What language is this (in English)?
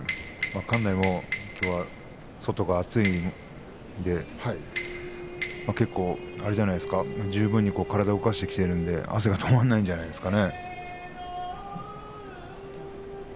Japanese